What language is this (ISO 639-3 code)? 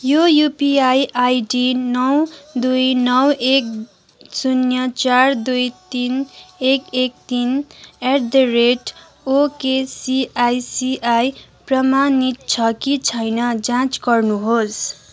nep